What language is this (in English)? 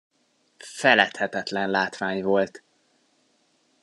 Hungarian